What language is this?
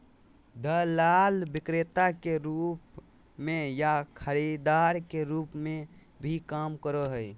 Magahi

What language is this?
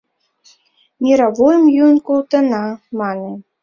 Mari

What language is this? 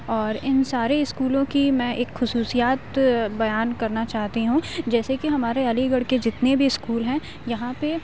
Urdu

